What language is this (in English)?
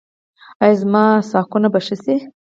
Pashto